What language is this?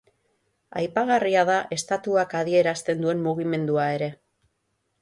Basque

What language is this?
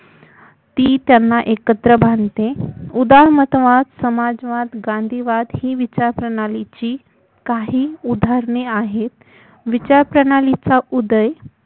Marathi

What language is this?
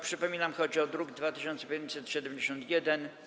Polish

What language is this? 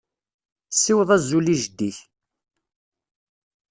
Kabyle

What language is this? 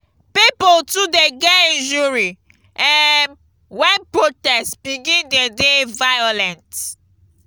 Nigerian Pidgin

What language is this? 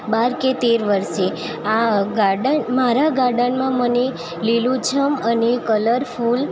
Gujarati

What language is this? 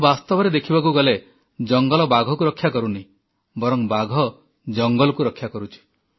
Odia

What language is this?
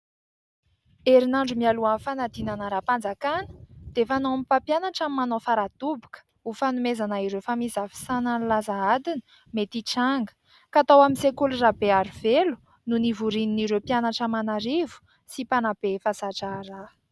Malagasy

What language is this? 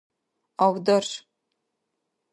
Dargwa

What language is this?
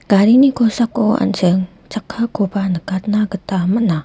Garo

